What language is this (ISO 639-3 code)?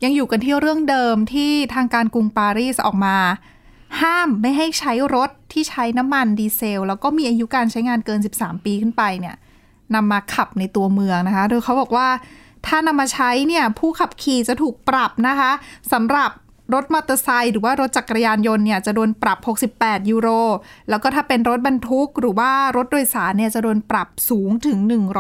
tha